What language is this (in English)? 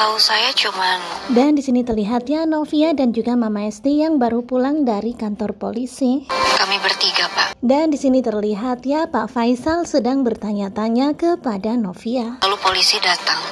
Indonesian